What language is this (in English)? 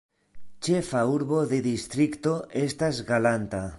Esperanto